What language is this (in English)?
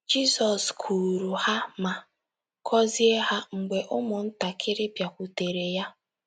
Igbo